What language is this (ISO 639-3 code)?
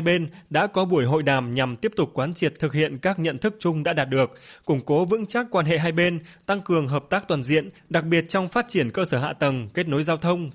vie